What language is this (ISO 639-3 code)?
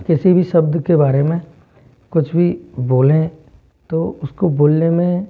hin